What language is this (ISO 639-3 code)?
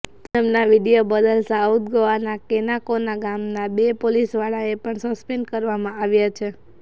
guj